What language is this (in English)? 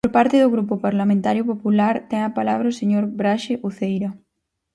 Galician